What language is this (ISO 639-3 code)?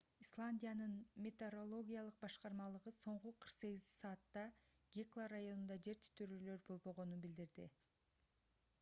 kir